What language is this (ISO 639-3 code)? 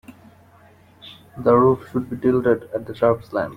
eng